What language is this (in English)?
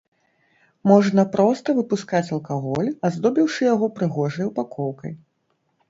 Belarusian